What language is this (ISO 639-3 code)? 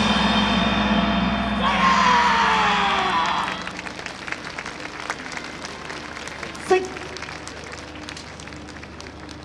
jpn